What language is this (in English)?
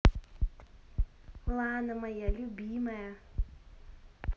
Russian